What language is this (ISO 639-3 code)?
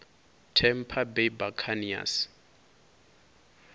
ven